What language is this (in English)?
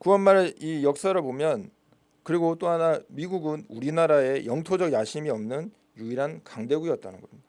Korean